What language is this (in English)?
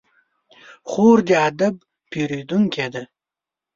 Pashto